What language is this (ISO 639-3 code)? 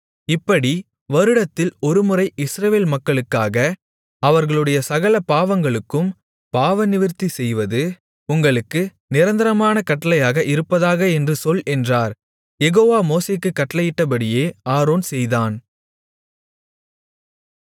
tam